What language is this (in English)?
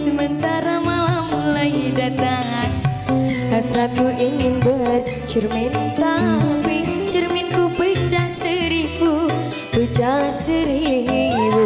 Indonesian